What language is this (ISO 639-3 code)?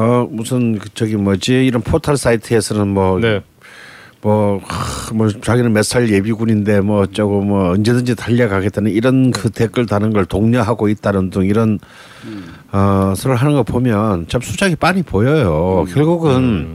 kor